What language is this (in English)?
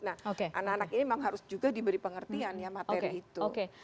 Indonesian